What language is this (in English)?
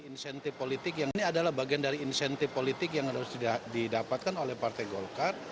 Indonesian